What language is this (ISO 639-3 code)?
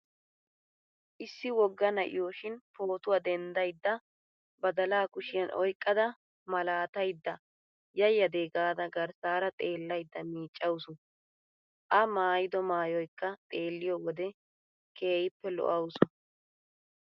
wal